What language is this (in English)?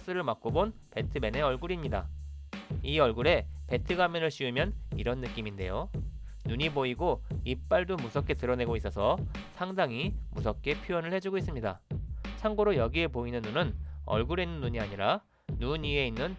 Korean